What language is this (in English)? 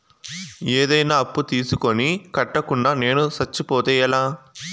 Telugu